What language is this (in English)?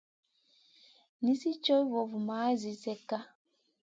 Masana